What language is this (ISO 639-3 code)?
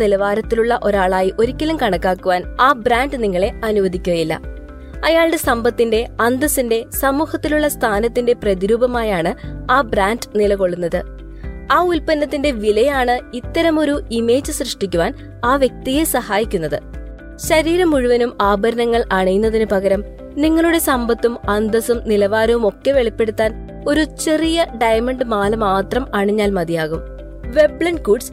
mal